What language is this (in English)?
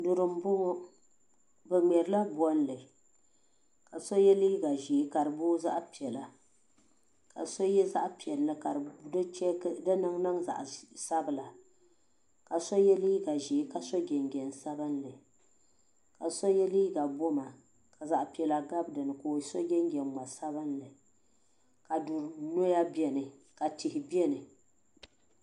Dagbani